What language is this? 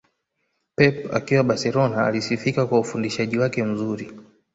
Swahili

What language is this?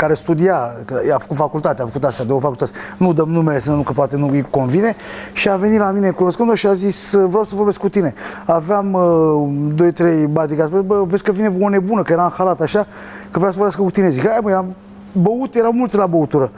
Romanian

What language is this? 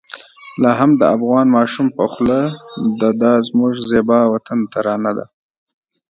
Pashto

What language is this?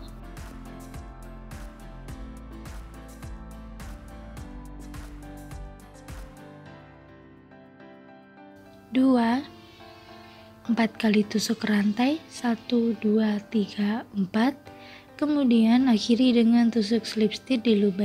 Indonesian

